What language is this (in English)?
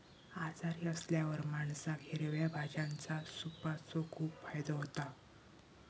Marathi